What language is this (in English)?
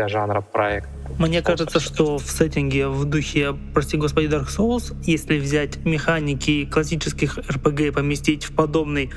Russian